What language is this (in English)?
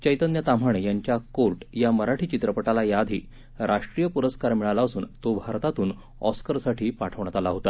Marathi